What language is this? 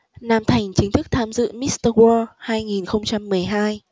Vietnamese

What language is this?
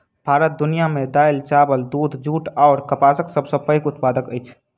Maithili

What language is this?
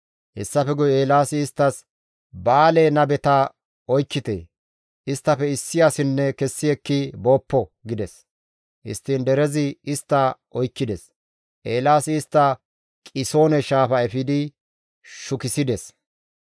Gamo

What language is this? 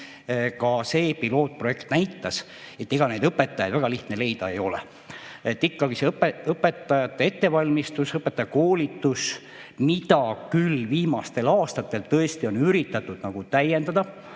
Estonian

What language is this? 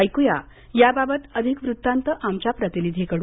Marathi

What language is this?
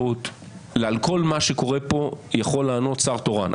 Hebrew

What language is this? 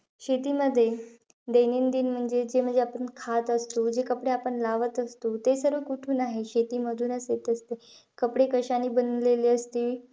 Marathi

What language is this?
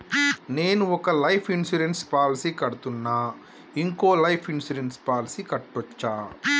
Telugu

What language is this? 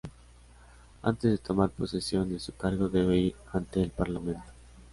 Spanish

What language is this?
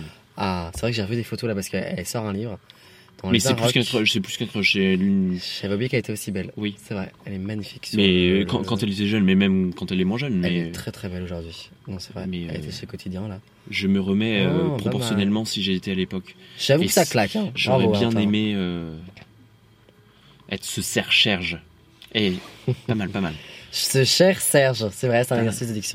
French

